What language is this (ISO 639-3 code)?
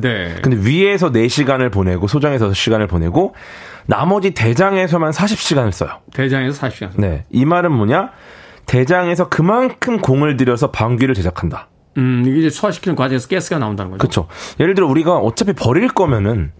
kor